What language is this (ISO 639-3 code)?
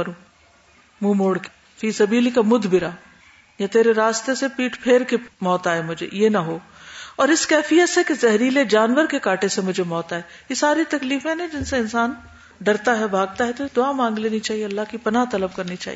urd